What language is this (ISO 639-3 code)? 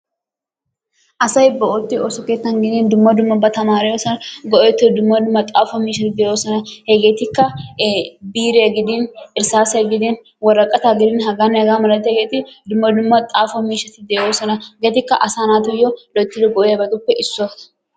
wal